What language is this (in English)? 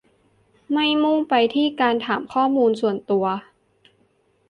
Thai